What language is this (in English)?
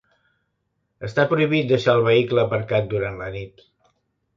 Catalan